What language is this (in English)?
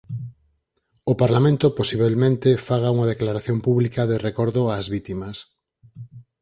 Galician